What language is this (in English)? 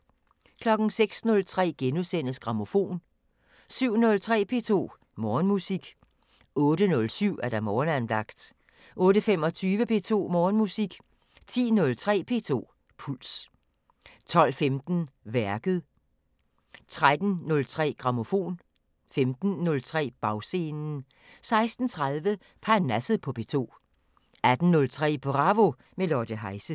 Danish